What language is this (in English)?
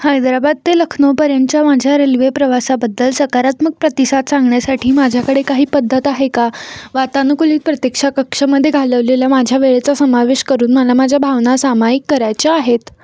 Marathi